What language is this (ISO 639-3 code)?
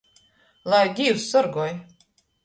ltg